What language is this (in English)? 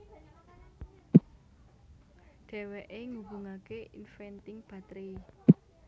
Javanese